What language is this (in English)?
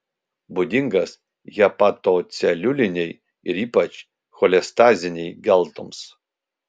Lithuanian